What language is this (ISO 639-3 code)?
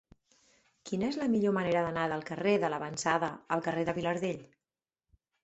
cat